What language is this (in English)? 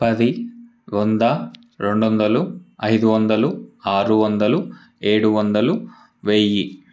Telugu